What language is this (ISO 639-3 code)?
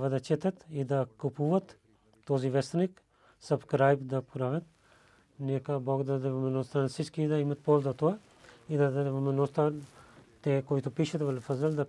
bul